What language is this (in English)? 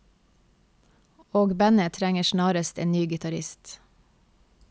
Norwegian